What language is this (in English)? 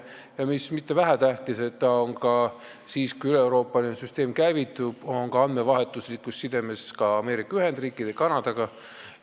Estonian